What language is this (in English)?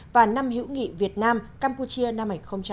Vietnamese